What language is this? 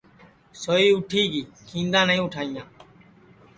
Sansi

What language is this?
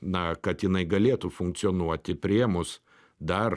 Lithuanian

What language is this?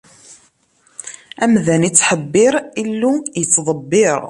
Kabyle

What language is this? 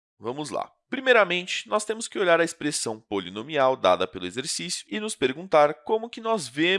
Portuguese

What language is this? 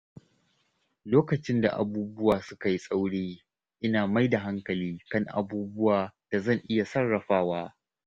Hausa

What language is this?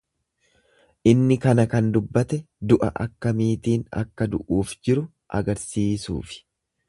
Oromo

